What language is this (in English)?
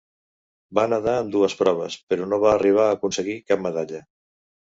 Catalan